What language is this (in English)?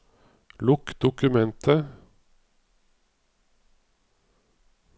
Norwegian